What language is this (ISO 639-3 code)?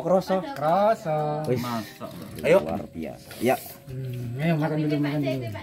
ind